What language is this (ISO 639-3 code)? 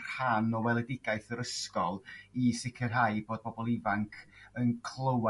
cym